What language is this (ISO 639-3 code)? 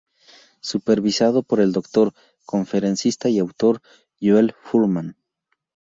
spa